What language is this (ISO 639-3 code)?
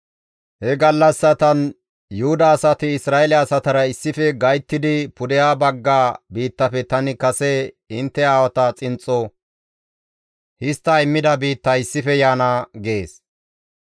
gmv